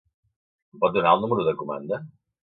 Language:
Catalan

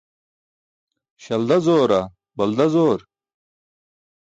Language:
Burushaski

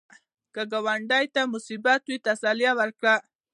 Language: Pashto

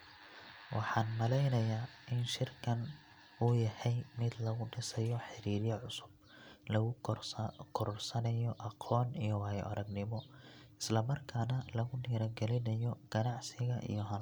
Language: Somali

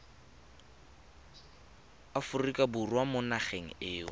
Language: Tswana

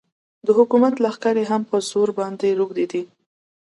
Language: Pashto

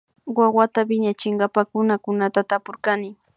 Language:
Imbabura Highland Quichua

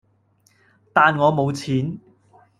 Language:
Cantonese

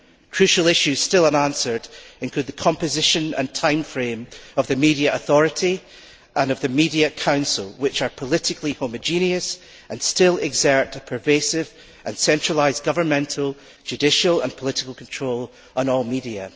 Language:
English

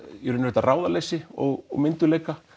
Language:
Icelandic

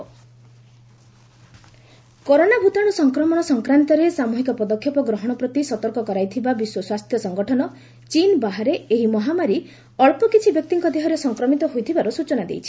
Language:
Odia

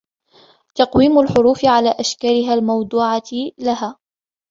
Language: Arabic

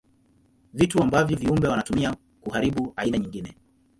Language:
Swahili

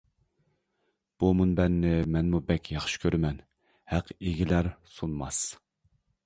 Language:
Uyghur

